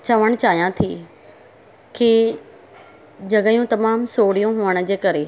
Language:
Sindhi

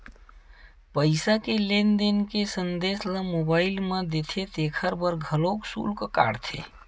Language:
Chhattisgarhi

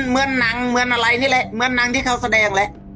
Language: Thai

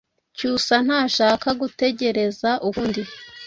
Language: Kinyarwanda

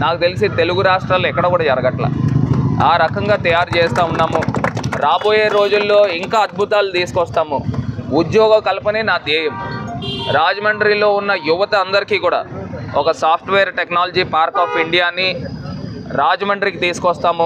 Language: Telugu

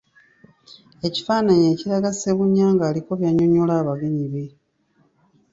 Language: Ganda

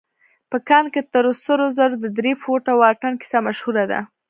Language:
Pashto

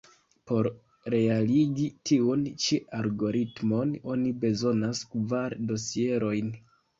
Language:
Esperanto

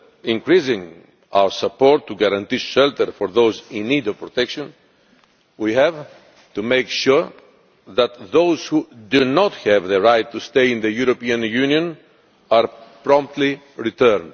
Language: English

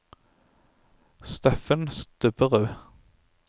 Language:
Norwegian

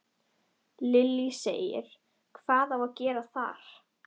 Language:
Icelandic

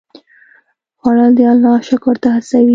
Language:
Pashto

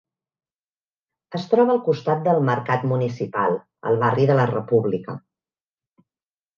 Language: Catalan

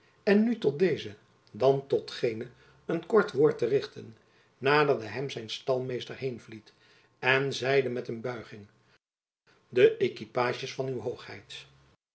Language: Dutch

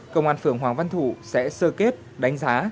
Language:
Vietnamese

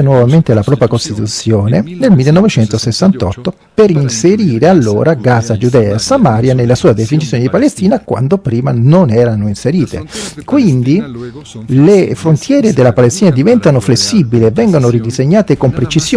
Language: Italian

